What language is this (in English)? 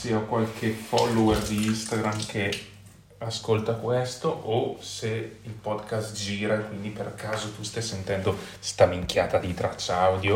Italian